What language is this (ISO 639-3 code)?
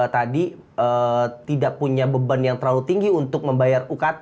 ind